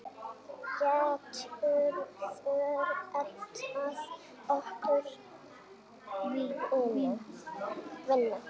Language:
Icelandic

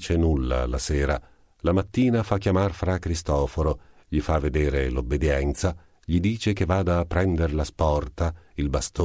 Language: Italian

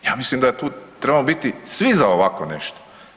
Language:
Croatian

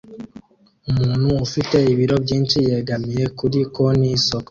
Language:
Kinyarwanda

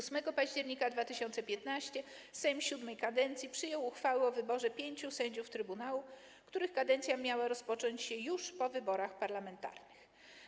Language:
Polish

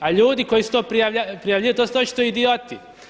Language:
Croatian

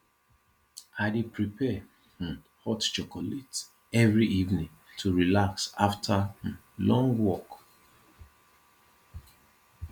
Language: Nigerian Pidgin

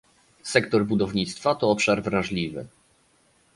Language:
Polish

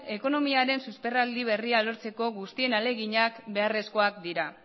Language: Basque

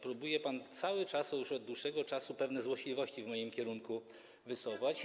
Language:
Polish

